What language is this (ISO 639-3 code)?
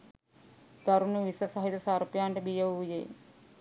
sin